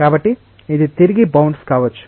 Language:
Telugu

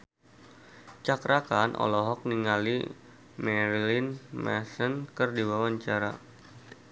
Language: Sundanese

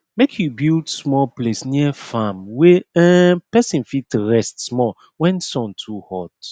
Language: Nigerian Pidgin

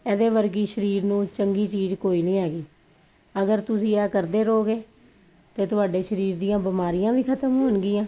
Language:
Punjabi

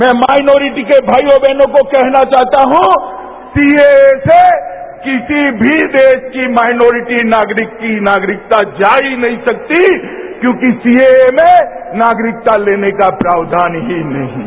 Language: Hindi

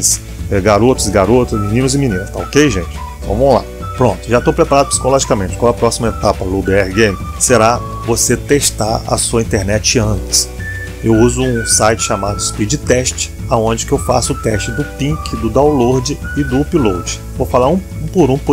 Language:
Portuguese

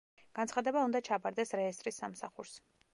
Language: Georgian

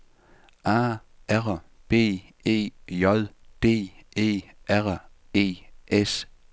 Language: Danish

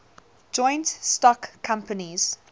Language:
English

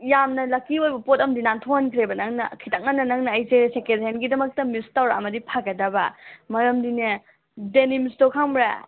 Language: Manipuri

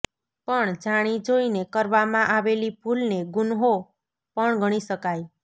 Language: Gujarati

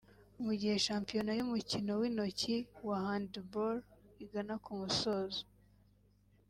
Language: Kinyarwanda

